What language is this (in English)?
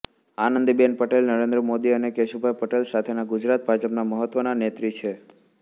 Gujarati